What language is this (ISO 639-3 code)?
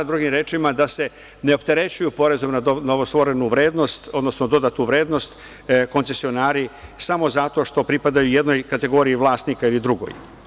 srp